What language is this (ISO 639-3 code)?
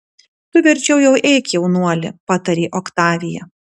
lit